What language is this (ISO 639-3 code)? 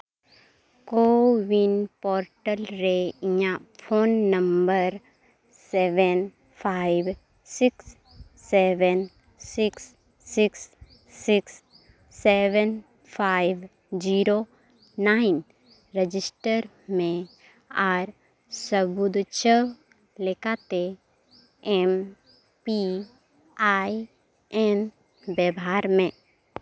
sat